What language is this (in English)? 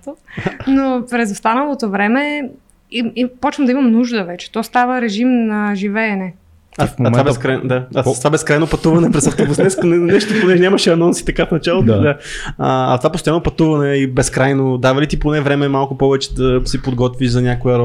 Bulgarian